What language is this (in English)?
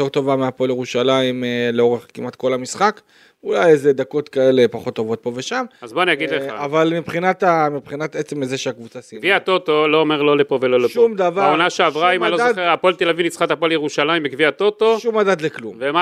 Hebrew